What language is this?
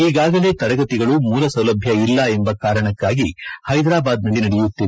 Kannada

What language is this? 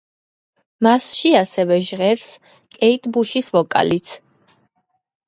Georgian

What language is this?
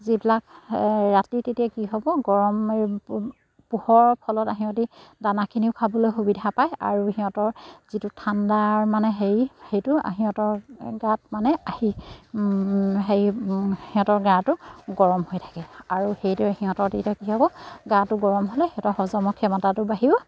Assamese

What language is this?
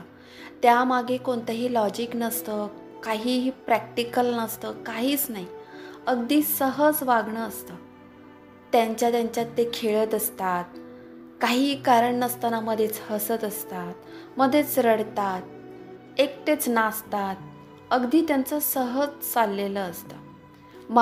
Marathi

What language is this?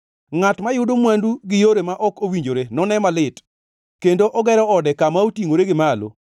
Luo (Kenya and Tanzania)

